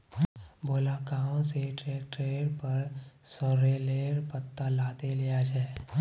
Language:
Magahi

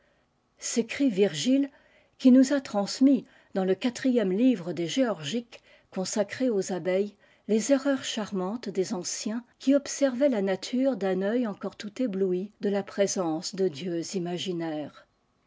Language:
French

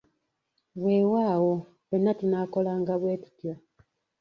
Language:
Ganda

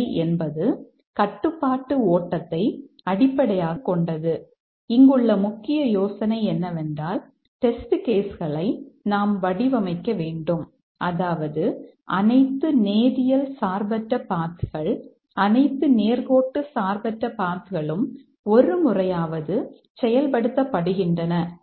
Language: Tamil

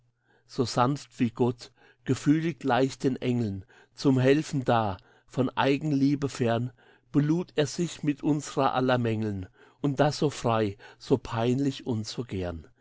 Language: German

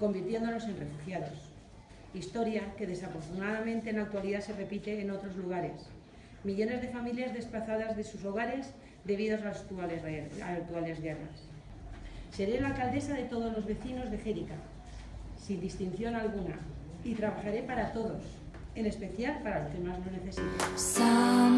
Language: Spanish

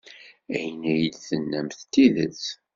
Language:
Kabyle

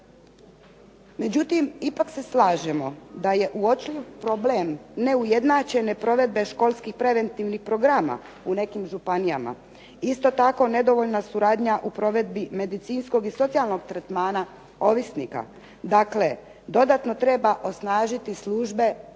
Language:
Croatian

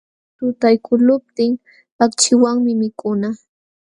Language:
Jauja Wanca Quechua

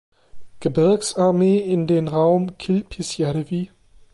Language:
German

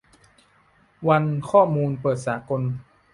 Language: Thai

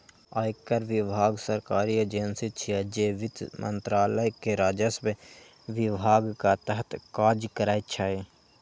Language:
Maithili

